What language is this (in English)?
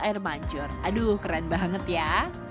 Indonesian